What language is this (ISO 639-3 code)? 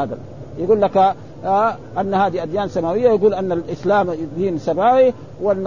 ara